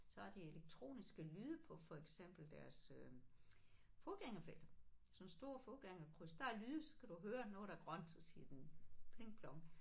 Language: Danish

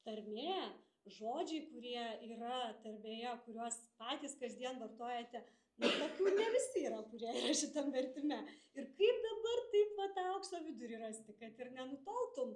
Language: Lithuanian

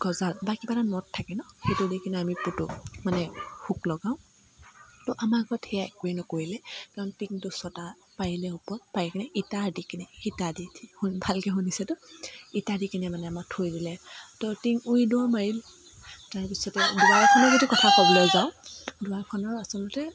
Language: Assamese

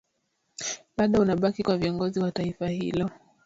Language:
Swahili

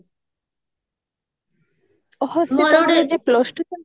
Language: Odia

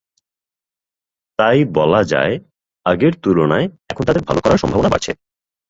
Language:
Bangla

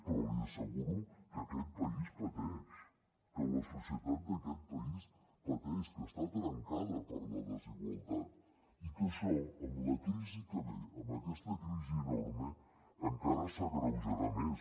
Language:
Catalan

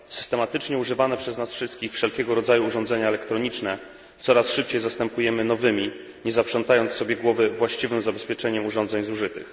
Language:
Polish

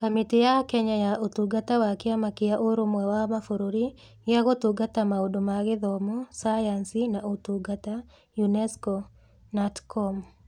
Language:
Kikuyu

